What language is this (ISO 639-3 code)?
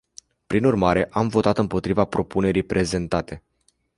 ron